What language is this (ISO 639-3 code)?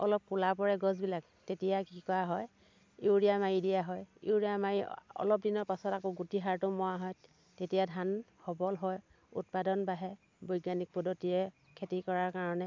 asm